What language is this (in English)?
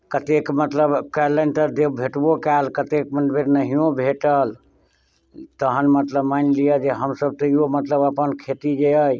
Maithili